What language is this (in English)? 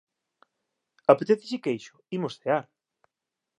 Galician